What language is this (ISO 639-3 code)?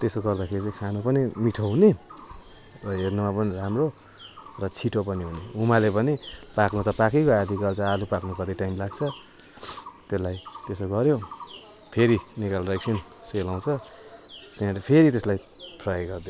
nep